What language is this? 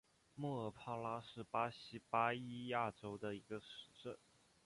Chinese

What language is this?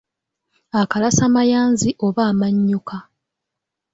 Ganda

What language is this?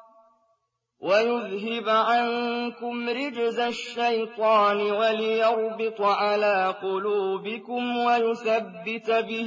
Arabic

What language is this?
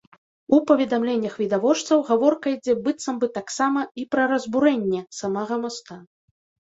Belarusian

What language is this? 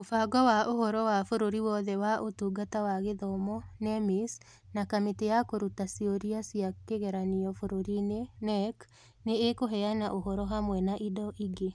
Kikuyu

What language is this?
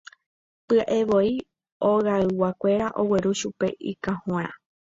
Guarani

